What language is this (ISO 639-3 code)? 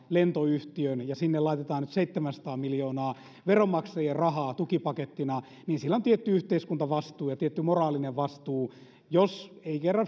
fin